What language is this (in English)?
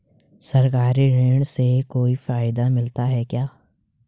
Hindi